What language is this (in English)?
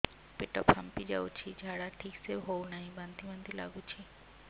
Odia